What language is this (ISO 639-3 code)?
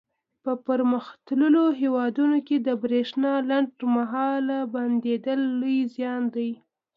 pus